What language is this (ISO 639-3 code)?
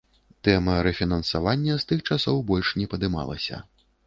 bel